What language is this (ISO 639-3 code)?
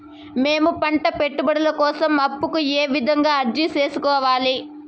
tel